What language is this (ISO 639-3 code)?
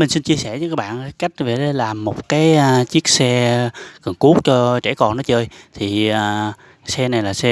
vie